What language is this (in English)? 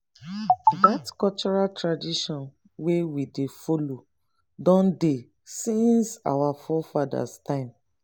Nigerian Pidgin